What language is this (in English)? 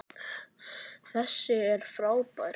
Icelandic